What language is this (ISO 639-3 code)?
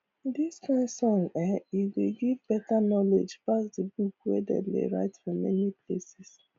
pcm